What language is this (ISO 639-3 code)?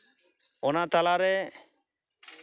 sat